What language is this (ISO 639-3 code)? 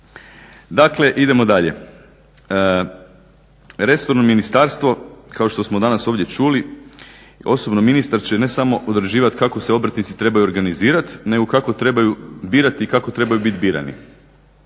hrv